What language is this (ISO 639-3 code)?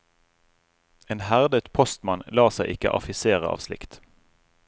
nor